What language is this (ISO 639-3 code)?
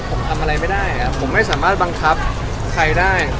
tha